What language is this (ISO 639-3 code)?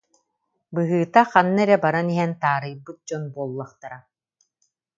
sah